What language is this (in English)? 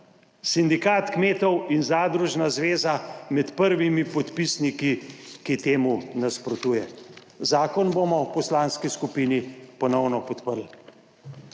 Slovenian